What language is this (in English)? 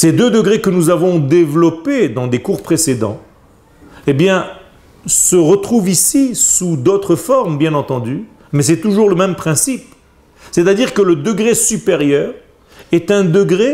French